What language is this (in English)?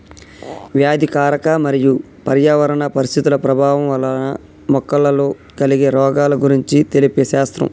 Telugu